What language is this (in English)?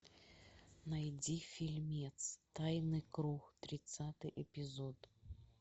Russian